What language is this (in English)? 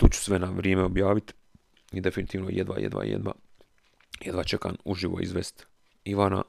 Croatian